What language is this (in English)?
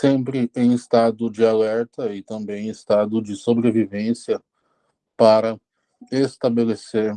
Portuguese